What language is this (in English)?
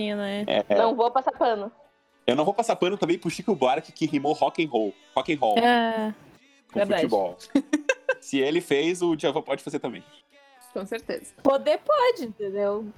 Portuguese